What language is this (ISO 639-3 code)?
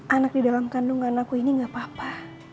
ind